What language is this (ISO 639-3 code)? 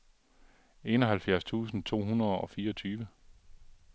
dan